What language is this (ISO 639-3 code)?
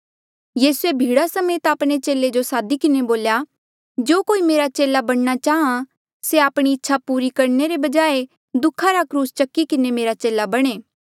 mjl